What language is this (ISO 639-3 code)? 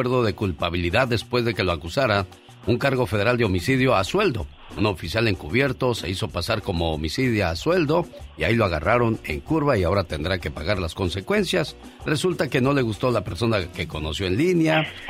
spa